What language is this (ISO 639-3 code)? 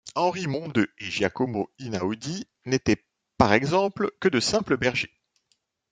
fra